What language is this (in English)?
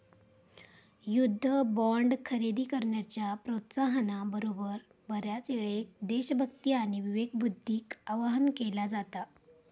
Marathi